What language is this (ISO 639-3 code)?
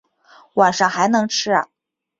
zho